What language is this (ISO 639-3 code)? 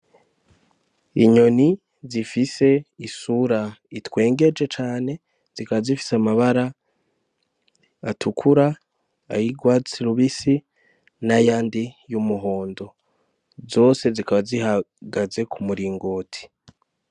run